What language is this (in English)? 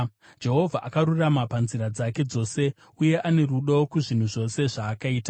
Shona